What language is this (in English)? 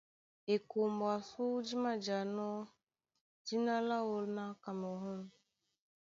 Duala